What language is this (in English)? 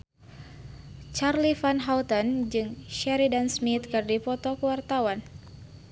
Sundanese